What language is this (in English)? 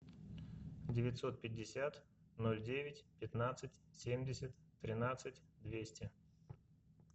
Russian